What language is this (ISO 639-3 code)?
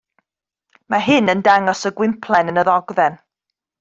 cym